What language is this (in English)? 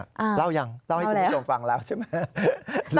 Thai